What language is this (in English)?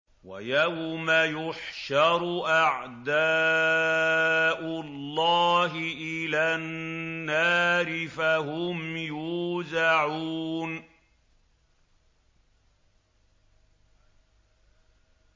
Arabic